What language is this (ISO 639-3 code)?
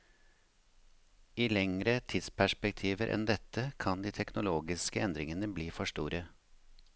nor